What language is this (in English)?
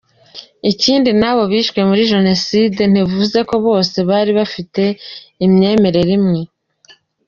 Kinyarwanda